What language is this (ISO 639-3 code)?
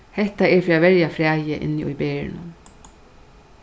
fao